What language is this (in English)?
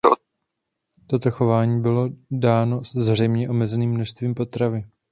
Czech